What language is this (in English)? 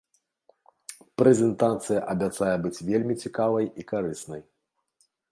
Belarusian